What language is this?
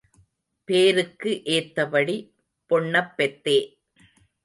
Tamil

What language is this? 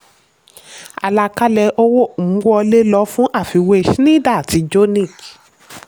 Yoruba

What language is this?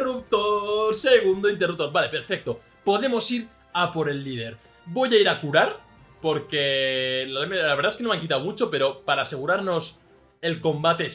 Spanish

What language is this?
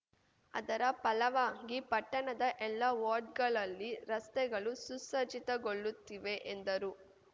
Kannada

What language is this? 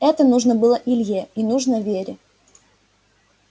Russian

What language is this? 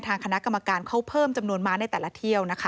Thai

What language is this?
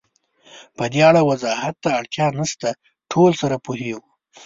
Pashto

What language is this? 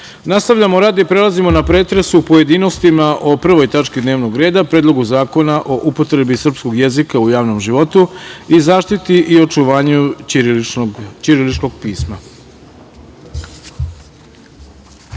Serbian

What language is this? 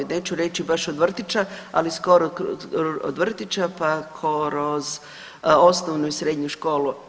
Croatian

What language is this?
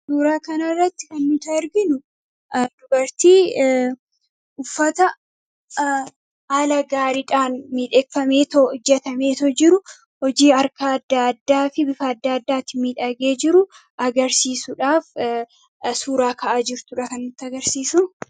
Oromo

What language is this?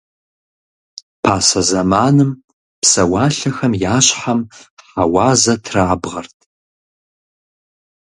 Kabardian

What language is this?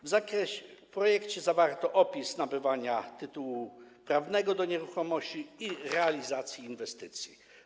Polish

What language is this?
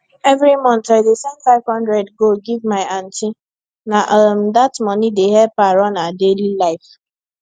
Nigerian Pidgin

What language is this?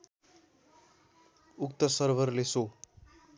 Nepali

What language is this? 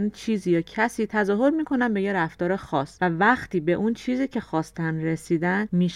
Persian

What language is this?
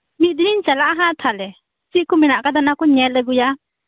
Santali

